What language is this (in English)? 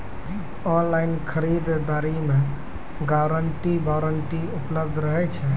Maithili